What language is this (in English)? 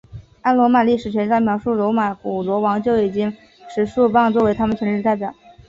Chinese